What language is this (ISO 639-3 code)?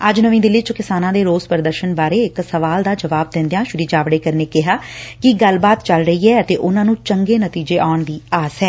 pan